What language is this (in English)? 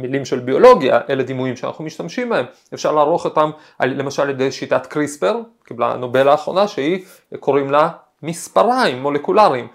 Hebrew